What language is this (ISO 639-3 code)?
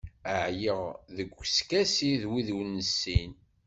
kab